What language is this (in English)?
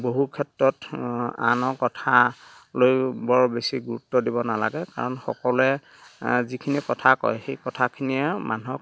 Assamese